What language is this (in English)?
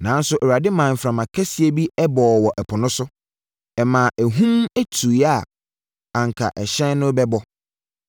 Akan